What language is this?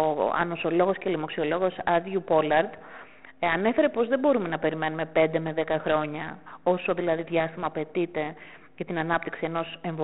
Greek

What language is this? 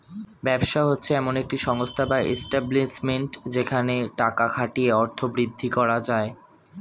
Bangla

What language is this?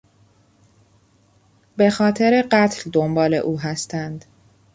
Persian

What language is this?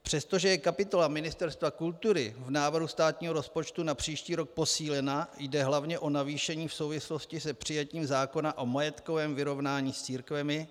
Czech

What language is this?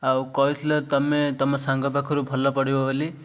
Odia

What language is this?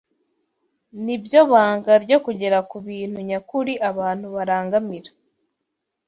Kinyarwanda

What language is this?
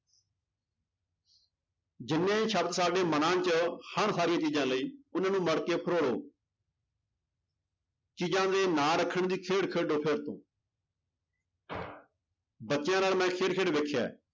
Punjabi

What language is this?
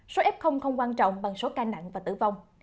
Vietnamese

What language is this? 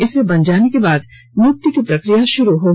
Hindi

